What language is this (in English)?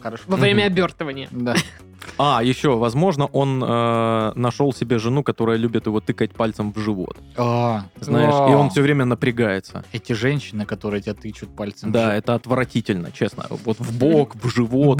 Russian